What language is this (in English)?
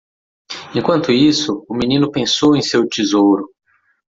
Portuguese